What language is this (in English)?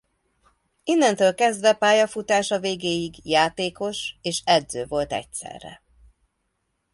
Hungarian